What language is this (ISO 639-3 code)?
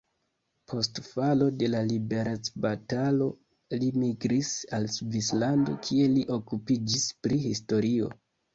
epo